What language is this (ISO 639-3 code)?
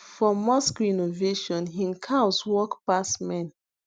pcm